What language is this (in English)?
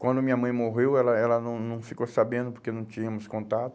Portuguese